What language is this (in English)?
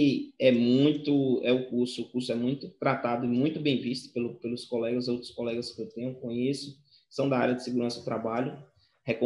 Portuguese